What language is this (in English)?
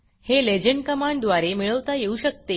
Marathi